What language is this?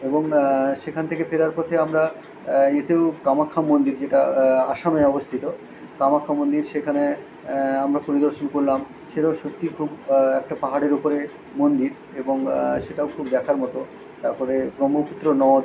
Bangla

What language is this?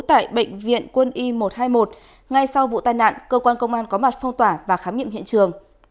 Vietnamese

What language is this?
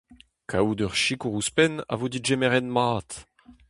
Breton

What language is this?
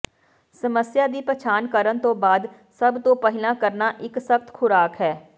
Punjabi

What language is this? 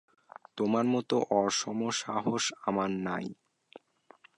Bangla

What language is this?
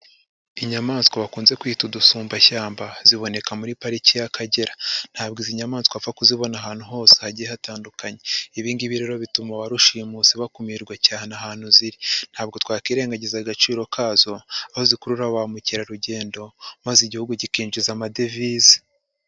Kinyarwanda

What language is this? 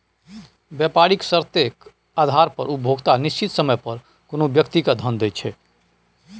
Maithili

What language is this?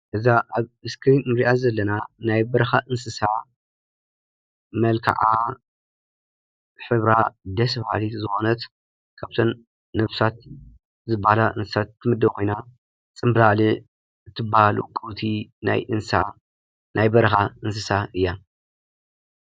Tigrinya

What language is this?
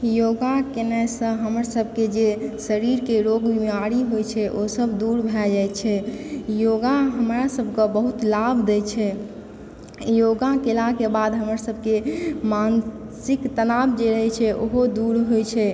Maithili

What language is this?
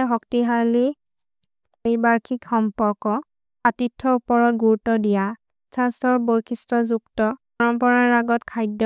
Maria (India)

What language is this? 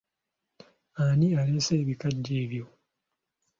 Ganda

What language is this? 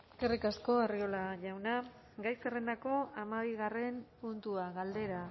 Basque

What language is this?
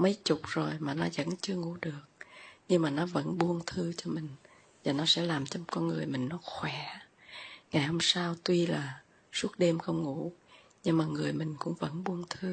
Vietnamese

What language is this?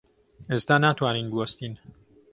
Central Kurdish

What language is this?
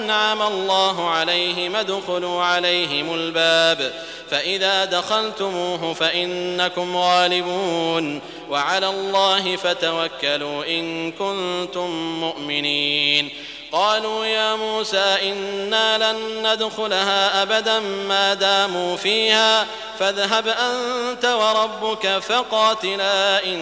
Arabic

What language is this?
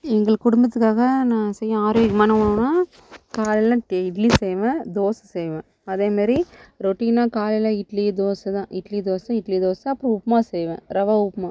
Tamil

